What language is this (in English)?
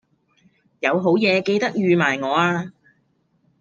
Cantonese